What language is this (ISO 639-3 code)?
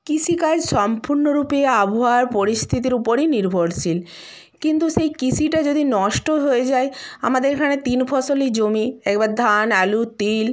ben